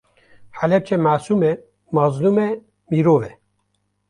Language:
Kurdish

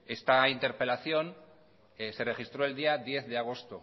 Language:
Spanish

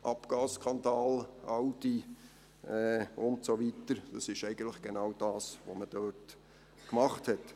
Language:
Swiss German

